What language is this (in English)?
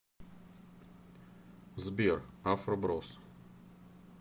Russian